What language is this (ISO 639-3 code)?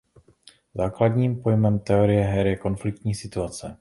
ces